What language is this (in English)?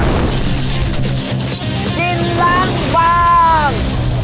Thai